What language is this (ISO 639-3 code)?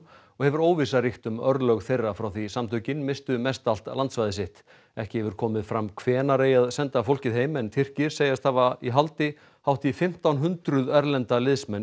isl